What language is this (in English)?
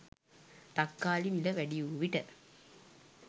Sinhala